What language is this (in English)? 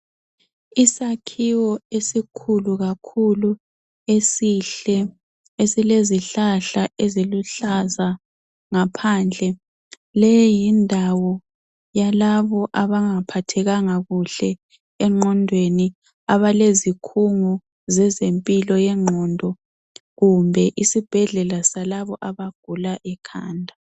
North Ndebele